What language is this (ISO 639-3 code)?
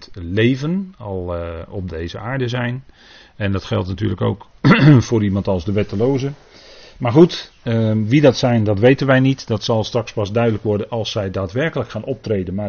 nld